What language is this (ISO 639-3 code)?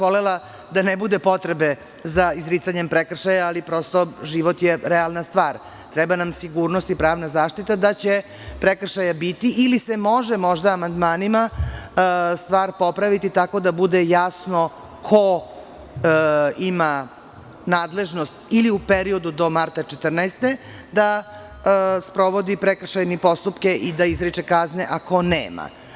srp